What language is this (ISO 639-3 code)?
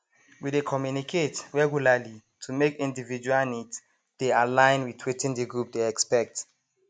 pcm